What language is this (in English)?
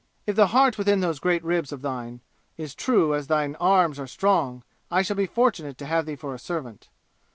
English